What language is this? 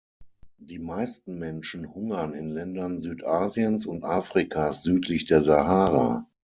German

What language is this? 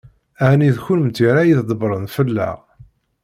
Kabyle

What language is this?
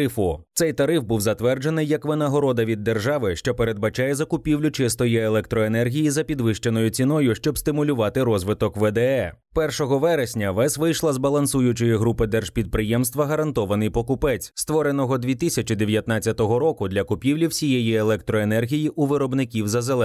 Ukrainian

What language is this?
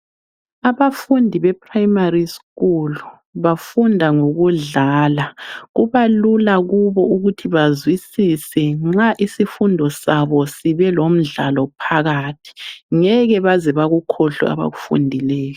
North Ndebele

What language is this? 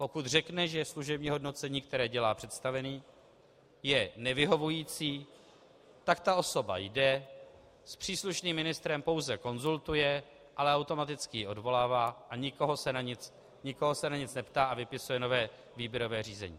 Czech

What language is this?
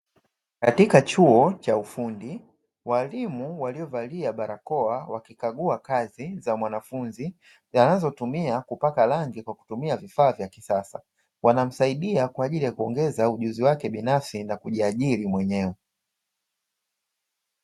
Swahili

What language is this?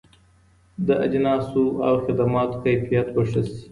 Pashto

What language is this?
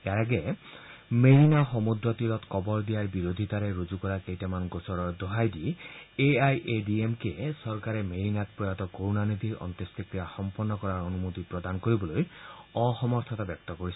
Assamese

